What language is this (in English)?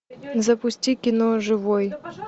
Russian